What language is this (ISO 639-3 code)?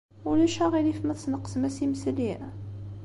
kab